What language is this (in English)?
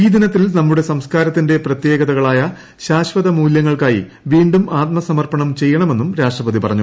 Malayalam